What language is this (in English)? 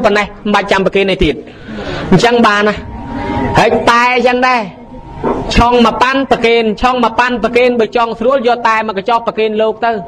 Thai